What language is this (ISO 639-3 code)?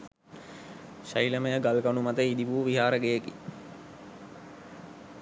sin